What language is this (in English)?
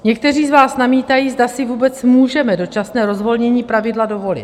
Czech